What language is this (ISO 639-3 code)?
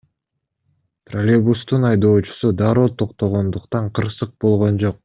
kir